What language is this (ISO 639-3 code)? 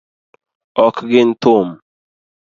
luo